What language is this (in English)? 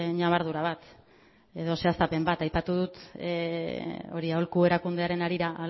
Basque